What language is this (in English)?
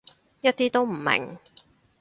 Cantonese